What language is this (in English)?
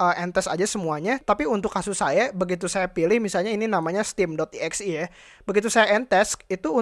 Indonesian